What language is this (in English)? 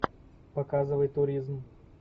Russian